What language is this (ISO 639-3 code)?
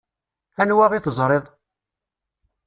kab